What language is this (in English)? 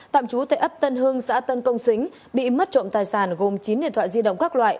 Vietnamese